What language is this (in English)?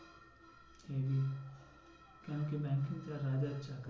Bangla